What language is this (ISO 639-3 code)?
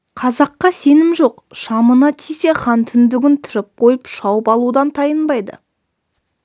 kaz